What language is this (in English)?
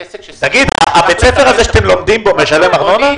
Hebrew